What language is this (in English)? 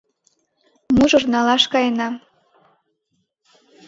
Mari